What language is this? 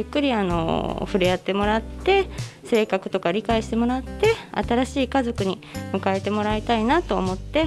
Japanese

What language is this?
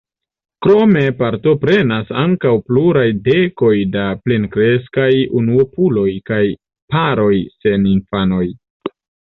Esperanto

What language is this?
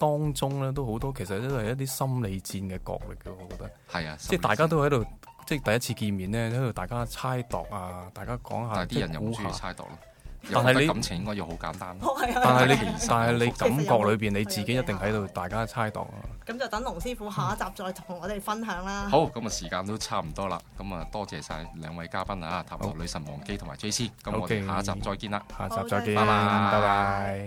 Chinese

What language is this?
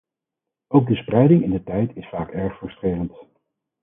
Dutch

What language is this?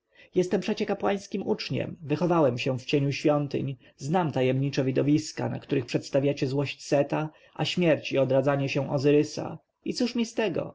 Polish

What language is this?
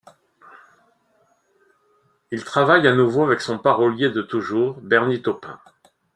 French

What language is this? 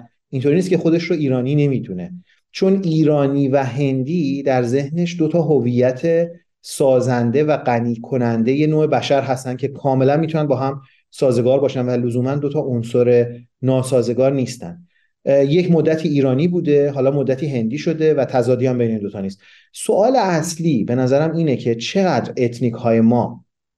Persian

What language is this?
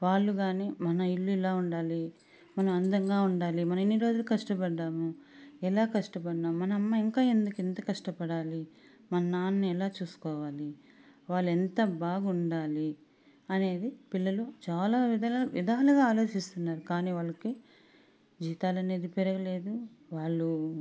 Telugu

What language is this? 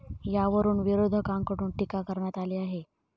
Marathi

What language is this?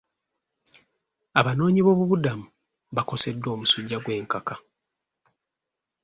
Ganda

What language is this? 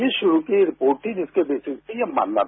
Hindi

